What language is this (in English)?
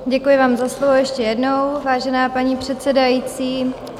Czech